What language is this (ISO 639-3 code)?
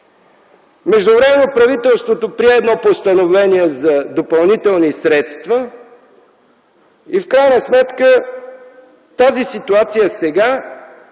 bul